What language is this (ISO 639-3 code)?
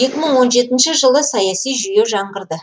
kaz